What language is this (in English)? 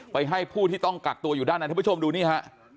Thai